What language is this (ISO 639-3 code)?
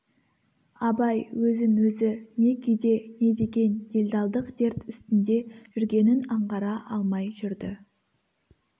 kaz